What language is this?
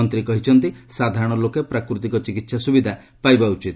Odia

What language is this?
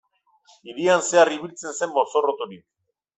Basque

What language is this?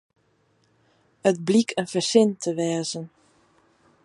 Western Frisian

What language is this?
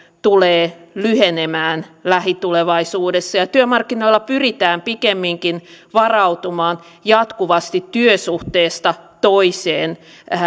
Finnish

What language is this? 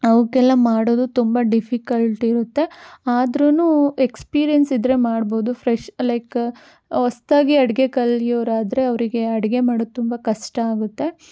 Kannada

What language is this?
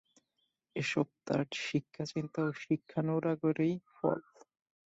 Bangla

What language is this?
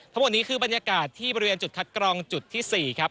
Thai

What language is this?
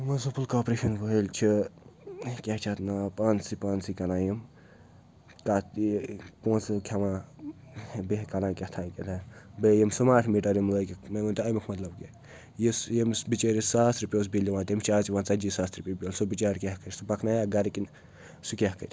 Kashmiri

